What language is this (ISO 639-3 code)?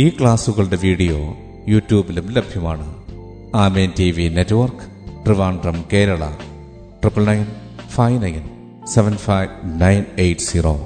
mal